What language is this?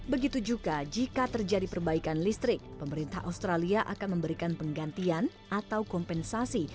Indonesian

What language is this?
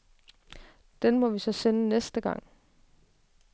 Danish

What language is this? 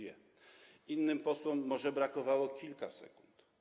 Polish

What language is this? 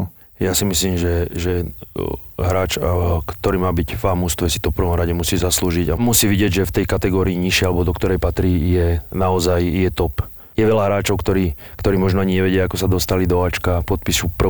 Slovak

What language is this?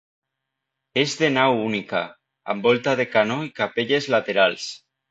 Catalan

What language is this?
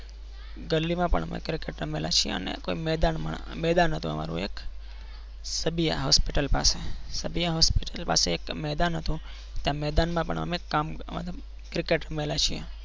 Gujarati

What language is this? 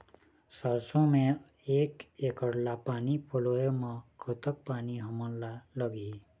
Chhattisgarhi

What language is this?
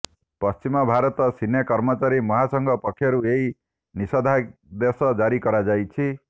Odia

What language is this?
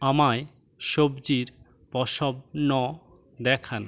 Bangla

